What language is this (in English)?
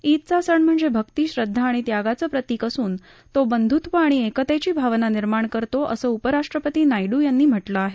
Marathi